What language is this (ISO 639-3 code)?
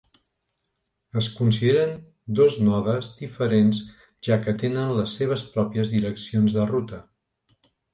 cat